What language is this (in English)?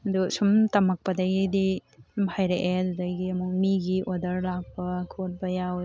Manipuri